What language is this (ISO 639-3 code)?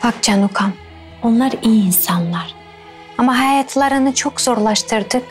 tur